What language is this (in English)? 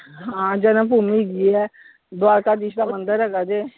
Punjabi